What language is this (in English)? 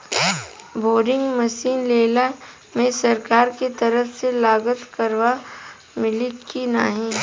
Bhojpuri